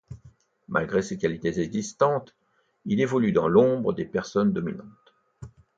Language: French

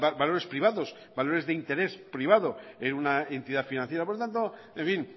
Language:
Spanish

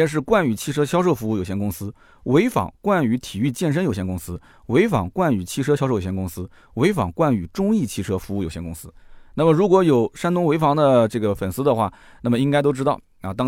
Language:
Chinese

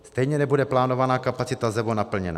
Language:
Czech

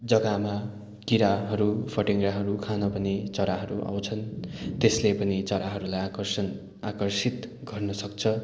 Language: Nepali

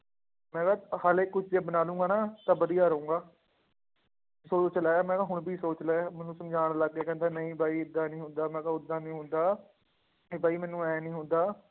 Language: Punjabi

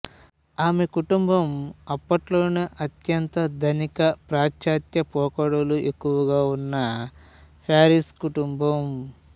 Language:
Telugu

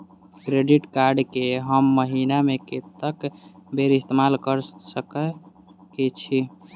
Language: Maithili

